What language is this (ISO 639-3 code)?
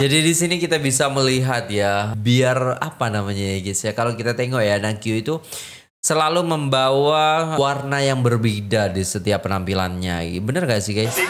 ind